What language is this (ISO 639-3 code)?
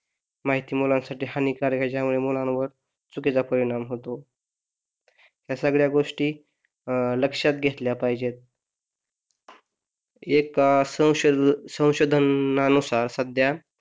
mar